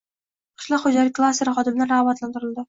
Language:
Uzbek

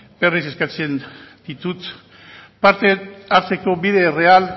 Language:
Basque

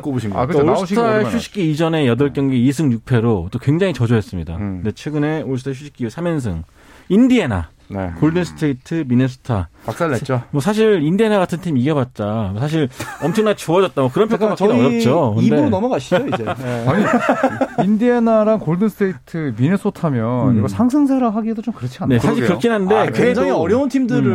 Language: Korean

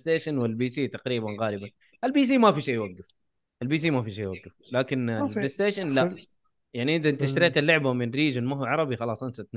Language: Arabic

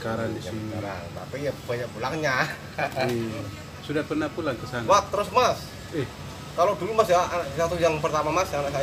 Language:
Indonesian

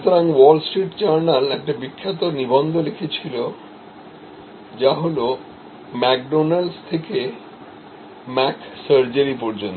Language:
Bangla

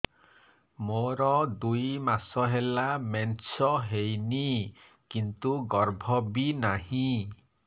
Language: Odia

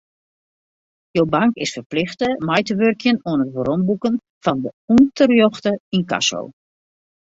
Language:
Western Frisian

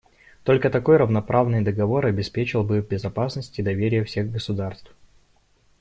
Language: Russian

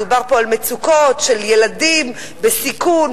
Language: Hebrew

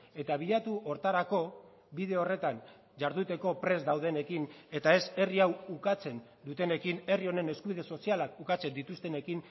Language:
Basque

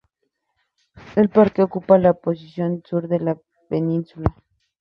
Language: Spanish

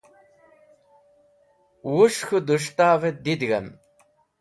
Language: Wakhi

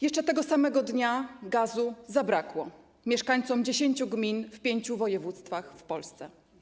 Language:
Polish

